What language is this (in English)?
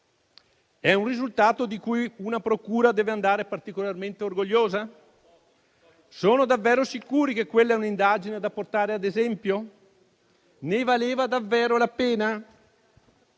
Italian